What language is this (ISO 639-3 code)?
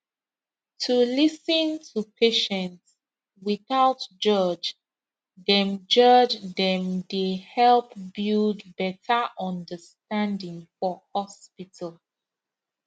pcm